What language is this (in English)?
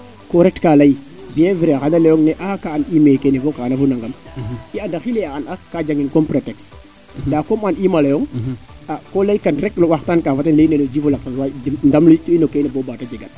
Serer